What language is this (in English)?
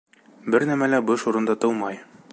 Bashkir